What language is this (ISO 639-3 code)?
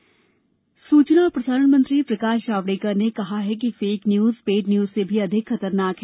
hin